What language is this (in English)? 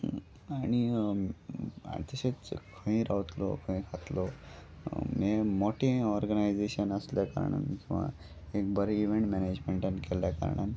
Konkani